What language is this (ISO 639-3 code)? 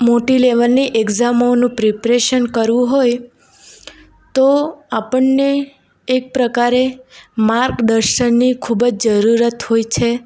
guj